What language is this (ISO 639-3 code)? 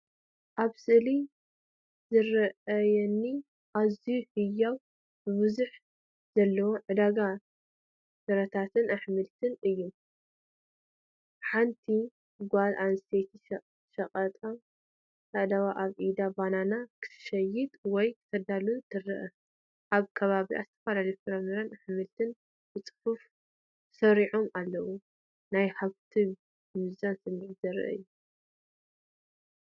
tir